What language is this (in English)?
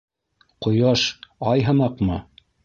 Bashkir